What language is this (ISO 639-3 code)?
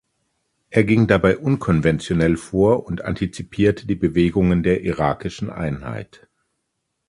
deu